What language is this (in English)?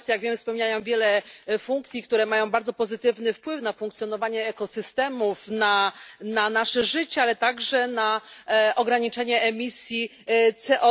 Polish